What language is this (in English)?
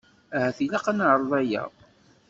Kabyle